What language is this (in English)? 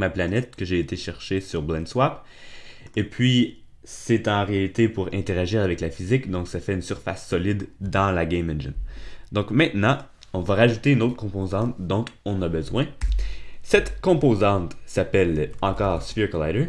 French